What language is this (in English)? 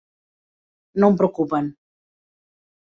Catalan